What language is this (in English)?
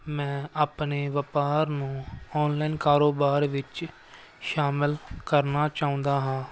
Punjabi